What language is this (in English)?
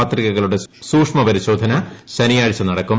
Malayalam